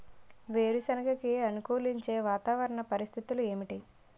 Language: Telugu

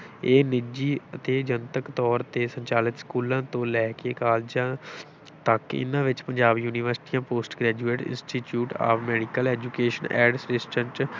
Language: Punjabi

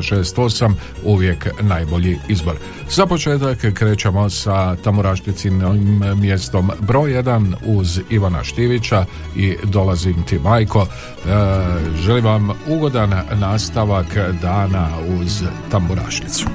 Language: Croatian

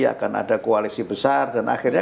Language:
Indonesian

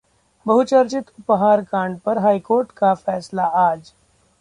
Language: Hindi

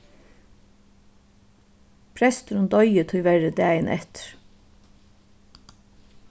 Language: Faroese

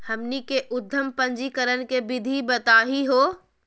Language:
Magahi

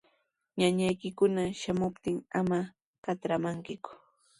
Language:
Sihuas Ancash Quechua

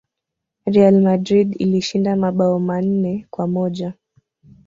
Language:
Swahili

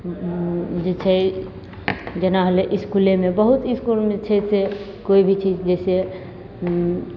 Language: Maithili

